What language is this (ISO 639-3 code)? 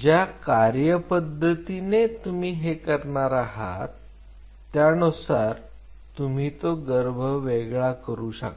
mar